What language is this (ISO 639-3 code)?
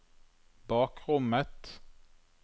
nor